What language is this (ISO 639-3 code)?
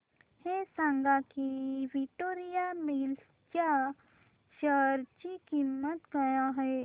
mar